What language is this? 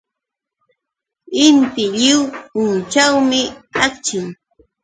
Yauyos Quechua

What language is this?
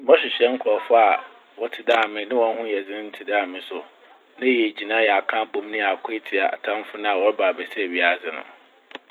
Akan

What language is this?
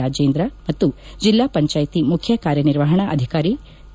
Kannada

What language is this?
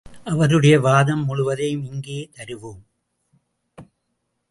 Tamil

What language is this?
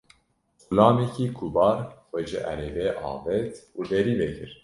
Kurdish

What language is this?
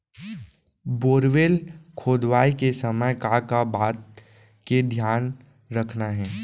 Chhattisgarhi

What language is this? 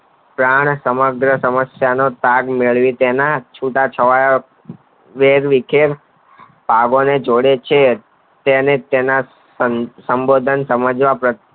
Gujarati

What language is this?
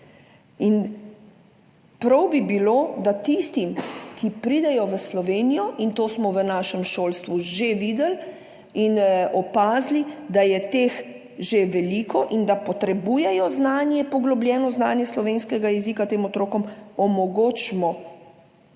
Slovenian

